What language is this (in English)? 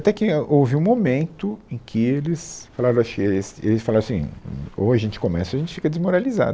Portuguese